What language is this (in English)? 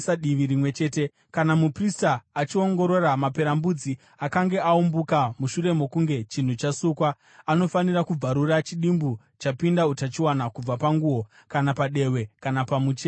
Shona